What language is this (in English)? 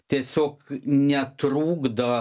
Lithuanian